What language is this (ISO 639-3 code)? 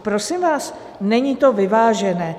ces